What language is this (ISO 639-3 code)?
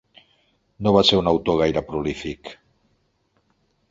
cat